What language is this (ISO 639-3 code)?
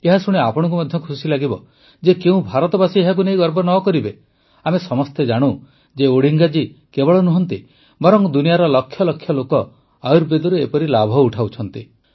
ori